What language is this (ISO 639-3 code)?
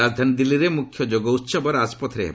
ori